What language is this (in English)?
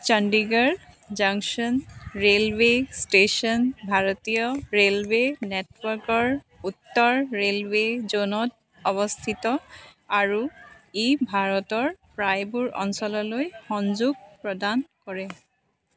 Assamese